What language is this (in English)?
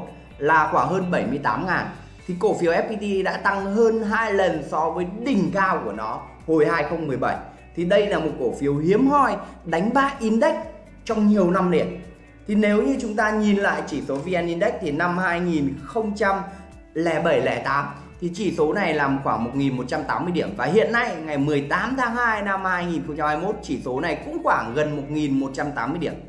Vietnamese